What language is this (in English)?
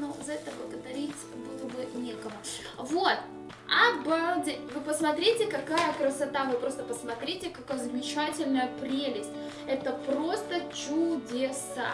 Russian